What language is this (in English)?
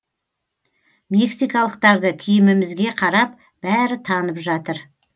Kazakh